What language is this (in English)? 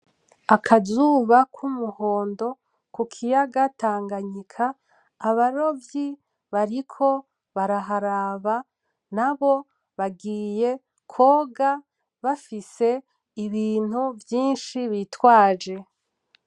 Rundi